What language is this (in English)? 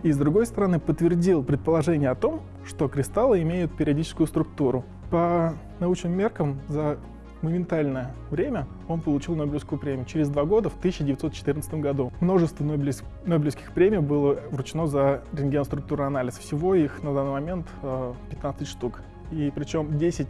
Russian